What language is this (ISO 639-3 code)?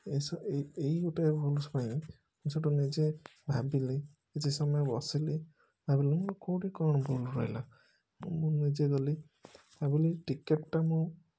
ori